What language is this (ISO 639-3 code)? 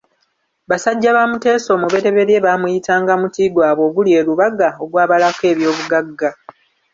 lug